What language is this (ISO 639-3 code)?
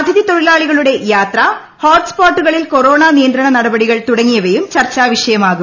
mal